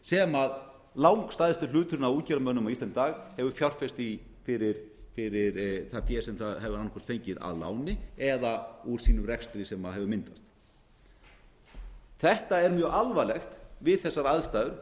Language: Icelandic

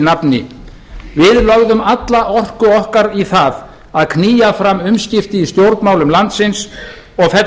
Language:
Icelandic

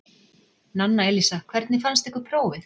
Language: Icelandic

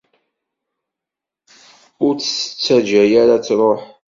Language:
Kabyle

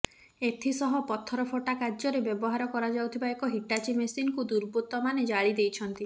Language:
Odia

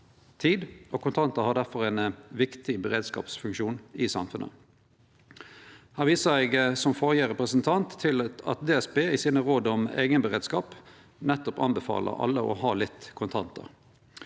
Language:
Norwegian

